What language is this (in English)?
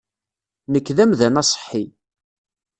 Kabyle